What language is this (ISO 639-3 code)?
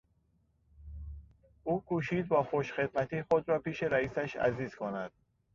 fas